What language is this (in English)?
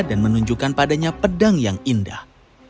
Indonesian